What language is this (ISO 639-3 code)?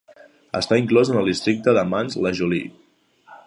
cat